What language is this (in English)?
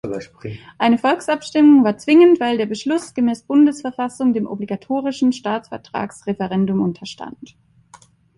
German